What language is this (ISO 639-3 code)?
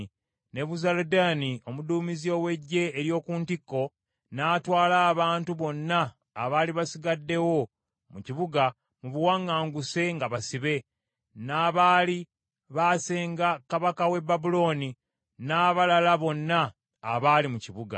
lug